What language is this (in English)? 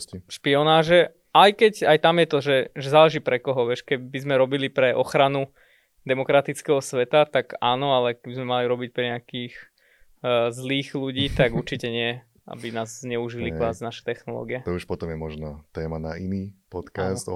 Slovak